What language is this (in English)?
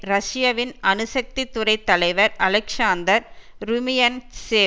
Tamil